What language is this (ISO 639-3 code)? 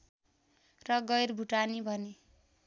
nep